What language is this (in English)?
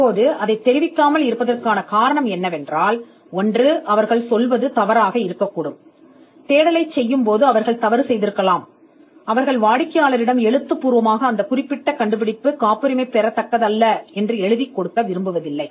Tamil